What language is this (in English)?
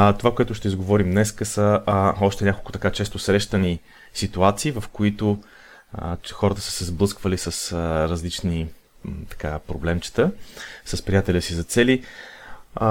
Bulgarian